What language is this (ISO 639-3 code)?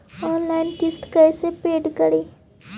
mag